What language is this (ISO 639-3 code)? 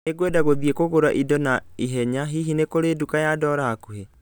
kik